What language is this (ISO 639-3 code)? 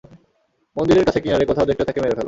ben